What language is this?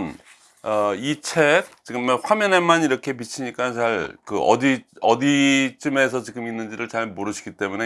Korean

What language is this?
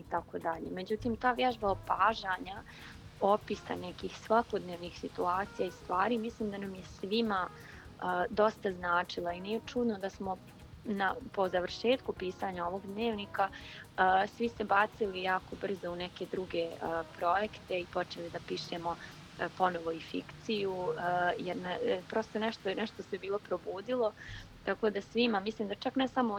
Croatian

